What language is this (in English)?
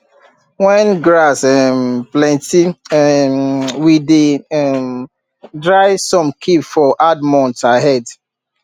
Nigerian Pidgin